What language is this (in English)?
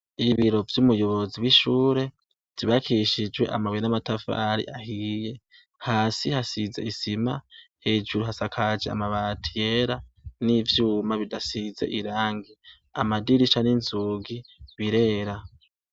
Rundi